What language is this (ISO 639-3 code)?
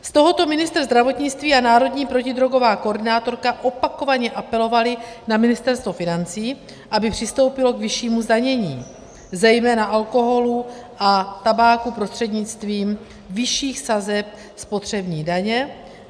ces